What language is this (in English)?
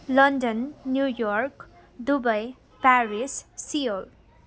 Nepali